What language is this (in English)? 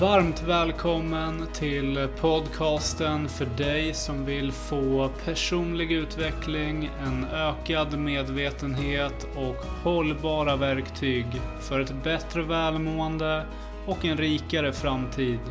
Swedish